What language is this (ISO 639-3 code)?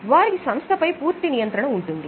tel